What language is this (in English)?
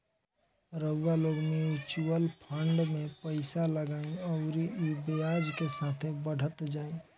Bhojpuri